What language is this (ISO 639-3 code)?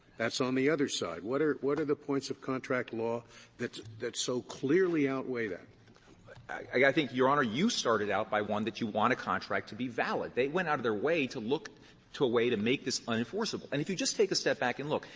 eng